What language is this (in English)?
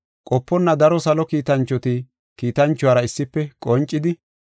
Gofa